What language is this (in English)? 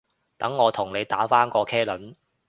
Cantonese